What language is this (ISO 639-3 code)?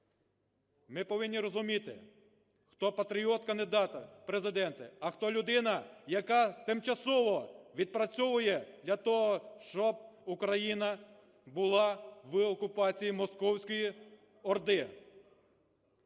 ukr